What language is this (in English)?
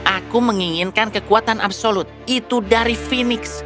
Indonesian